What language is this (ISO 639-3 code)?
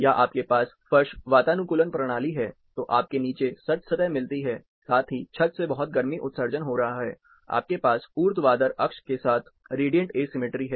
hin